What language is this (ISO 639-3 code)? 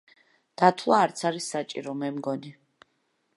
kat